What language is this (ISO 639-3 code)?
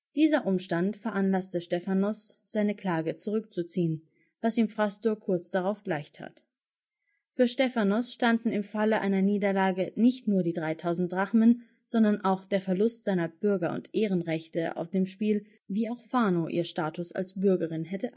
deu